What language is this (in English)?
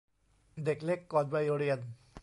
Thai